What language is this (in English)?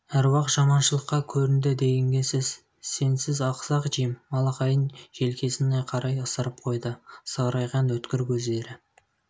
Kazakh